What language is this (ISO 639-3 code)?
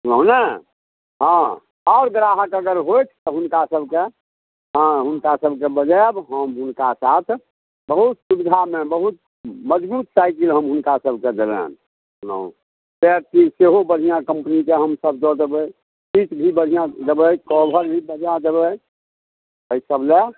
mai